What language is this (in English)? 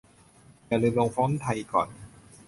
Thai